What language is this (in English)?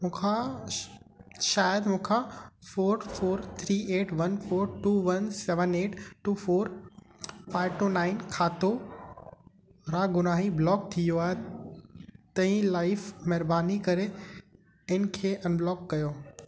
Sindhi